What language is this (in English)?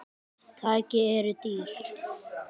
Icelandic